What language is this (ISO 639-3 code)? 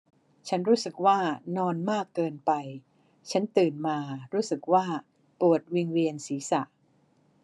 tha